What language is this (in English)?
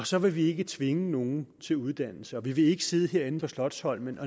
Danish